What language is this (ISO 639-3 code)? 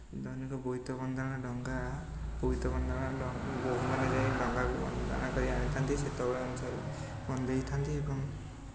ori